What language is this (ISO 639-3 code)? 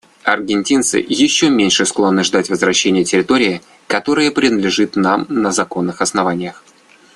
rus